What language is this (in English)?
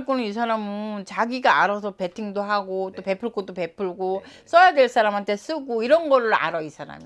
Korean